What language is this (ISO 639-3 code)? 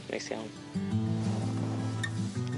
cym